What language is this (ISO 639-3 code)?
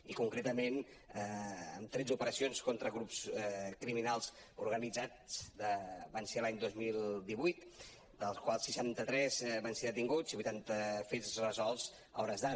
cat